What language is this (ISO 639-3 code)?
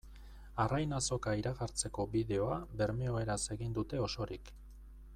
eus